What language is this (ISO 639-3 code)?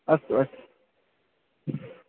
san